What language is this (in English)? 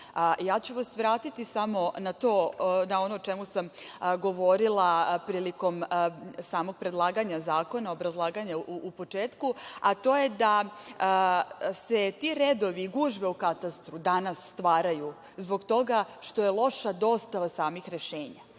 Serbian